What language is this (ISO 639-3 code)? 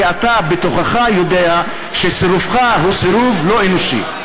heb